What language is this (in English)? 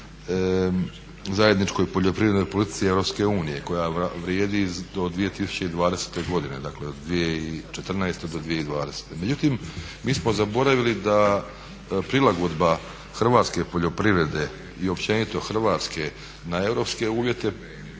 Croatian